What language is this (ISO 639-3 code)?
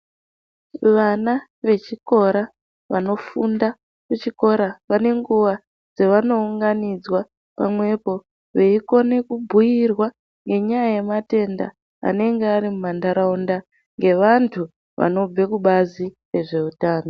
ndc